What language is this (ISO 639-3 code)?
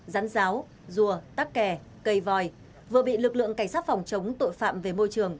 vie